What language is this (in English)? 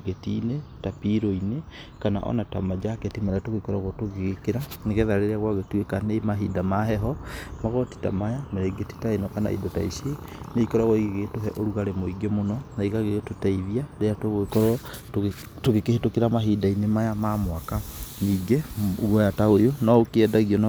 Kikuyu